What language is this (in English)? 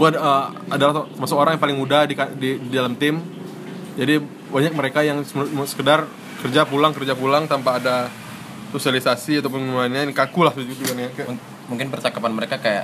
Indonesian